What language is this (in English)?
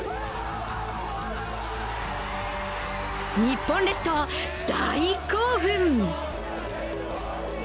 Japanese